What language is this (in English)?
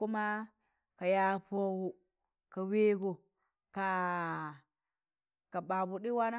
Tangale